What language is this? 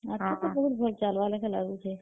Odia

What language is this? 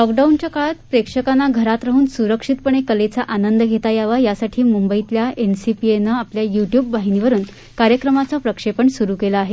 Marathi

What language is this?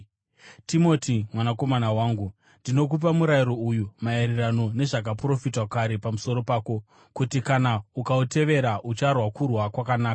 Shona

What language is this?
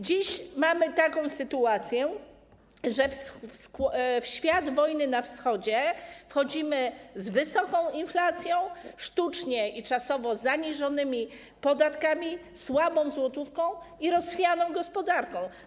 Polish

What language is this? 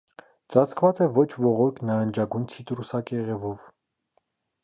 Armenian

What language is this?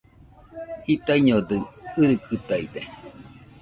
Nüpode Huitoto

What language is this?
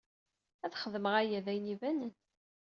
Kabyle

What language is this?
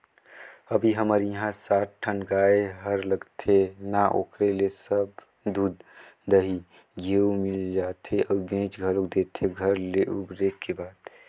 Chhattisgarhi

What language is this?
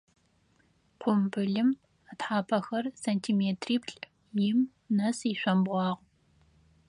Adyghe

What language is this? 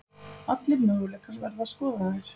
Icelandic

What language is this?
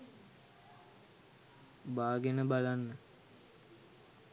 Sinhala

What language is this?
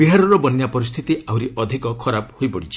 Odia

